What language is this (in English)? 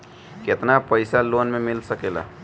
Bhojpuri